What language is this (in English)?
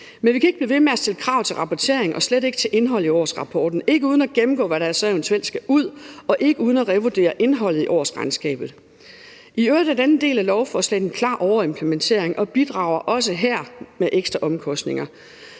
Danish